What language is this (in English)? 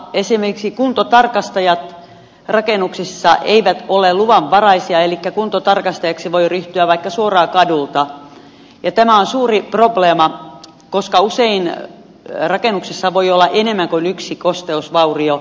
Finnish